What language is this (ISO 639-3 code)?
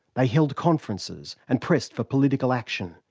eng